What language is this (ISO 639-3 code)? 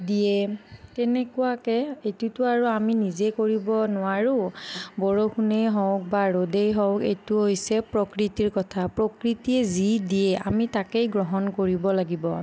asm